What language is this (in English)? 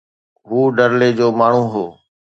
Sindhi